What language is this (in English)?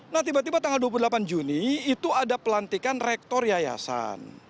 Indonesian